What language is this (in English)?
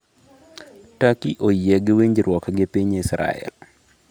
Luo (Kenya and Tanzania)